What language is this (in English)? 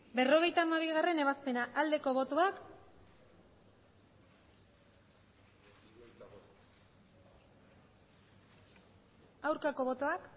Basque